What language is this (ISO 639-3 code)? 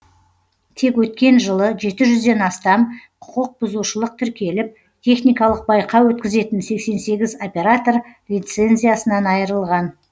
kaz